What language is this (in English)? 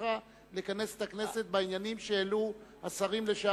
Hebrew